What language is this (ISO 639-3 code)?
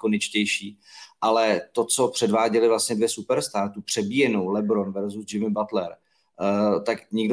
ces